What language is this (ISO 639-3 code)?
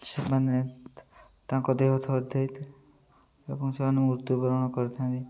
ori